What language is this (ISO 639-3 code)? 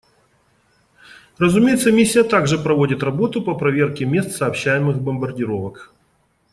rus